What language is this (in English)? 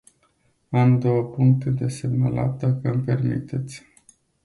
Romanian